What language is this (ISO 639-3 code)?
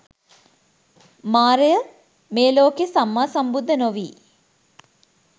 sin